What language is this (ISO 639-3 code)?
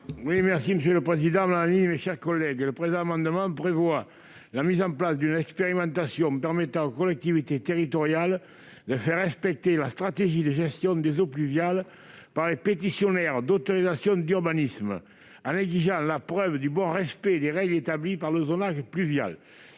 fra